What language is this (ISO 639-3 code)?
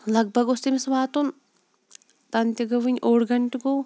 kas